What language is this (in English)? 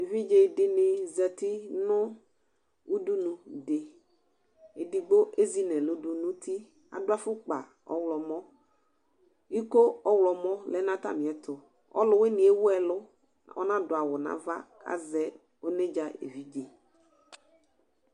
Ikposo